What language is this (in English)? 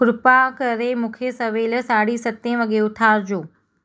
Sindhi